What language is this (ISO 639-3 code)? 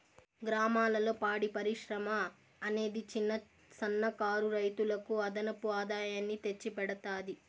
tel